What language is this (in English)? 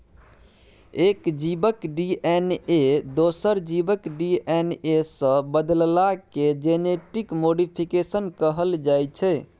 Maithili